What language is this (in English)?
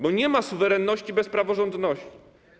Polish